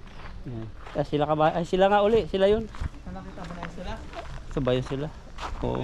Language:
Filipino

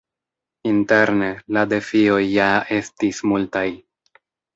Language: Esperanto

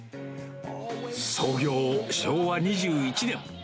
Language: Japanese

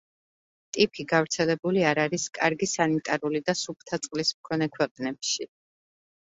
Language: Georgian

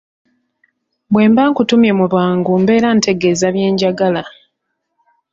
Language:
Ganda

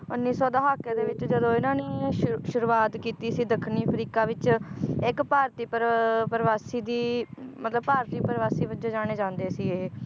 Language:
Punjabi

